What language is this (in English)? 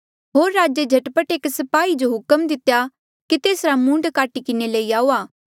Mandeali